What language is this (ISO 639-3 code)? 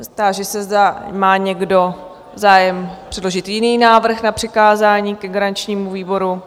ces